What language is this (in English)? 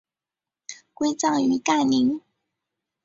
Chinese